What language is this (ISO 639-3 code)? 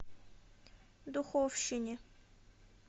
rus